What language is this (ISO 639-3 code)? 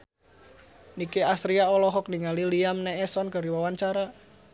sun